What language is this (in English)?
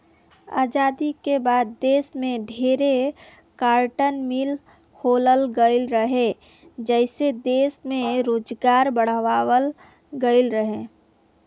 Bhojpuri